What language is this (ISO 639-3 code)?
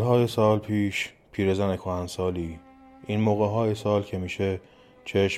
fas